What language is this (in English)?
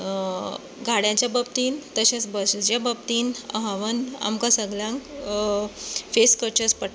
Konkani